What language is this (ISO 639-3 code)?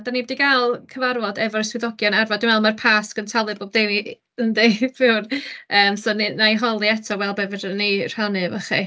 cym